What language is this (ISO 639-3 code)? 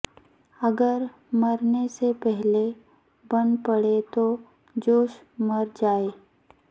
urd